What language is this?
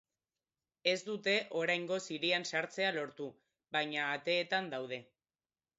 Basque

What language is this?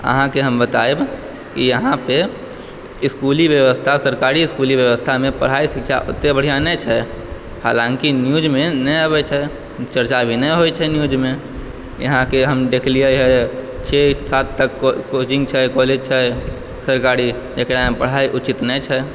Maithili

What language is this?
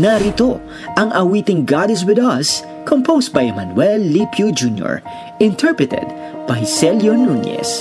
Filipino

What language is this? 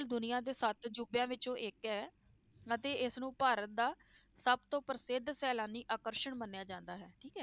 Punjabi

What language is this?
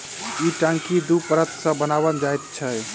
Maithili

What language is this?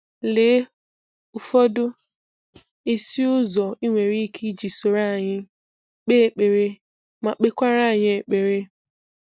Igbo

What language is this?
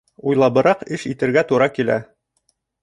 Bashkir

